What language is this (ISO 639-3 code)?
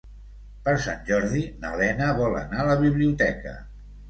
cat